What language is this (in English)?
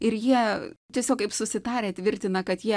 Lithuanian